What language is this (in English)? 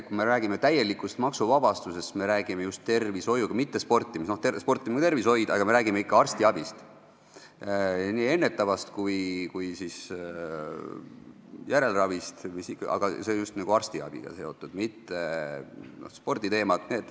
Estonian